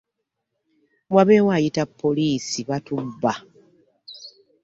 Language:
Ganda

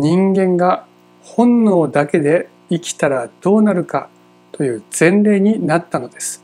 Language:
Japanese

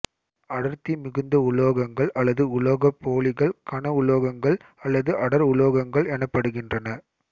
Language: Tamil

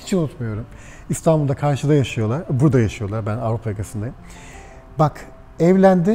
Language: Turkish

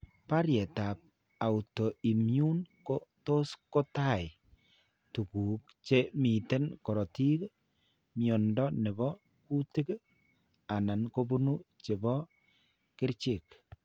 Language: Kalenjin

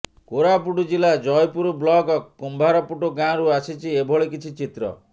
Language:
Odia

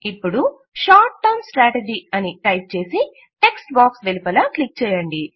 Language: Telugu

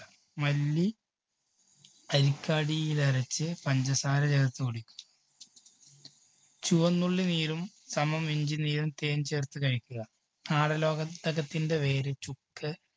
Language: Malayalam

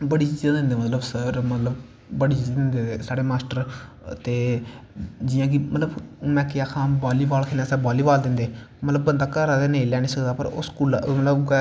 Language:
Dogri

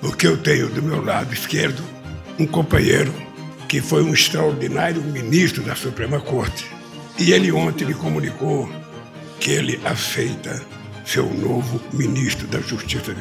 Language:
Portuguese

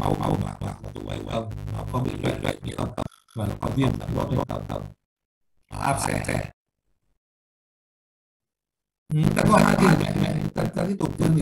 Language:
Vietnamese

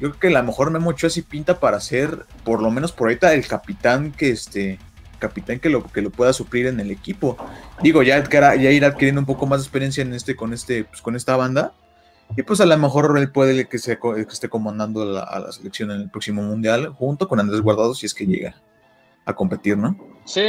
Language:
Spanish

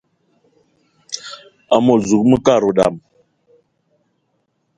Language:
Eton (Cameroon)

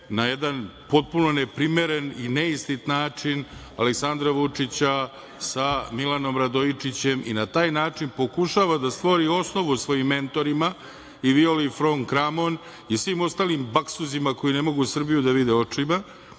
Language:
Serbian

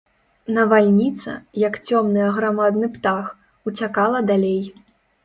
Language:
Belarusian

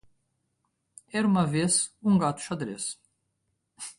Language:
Portuguese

